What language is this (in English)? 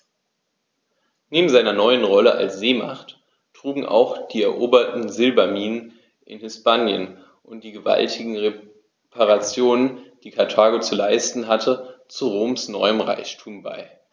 German